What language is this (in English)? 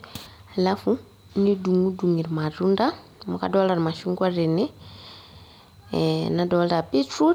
Masai